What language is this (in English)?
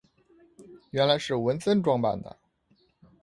Chinese